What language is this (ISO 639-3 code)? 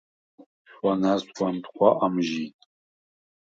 sva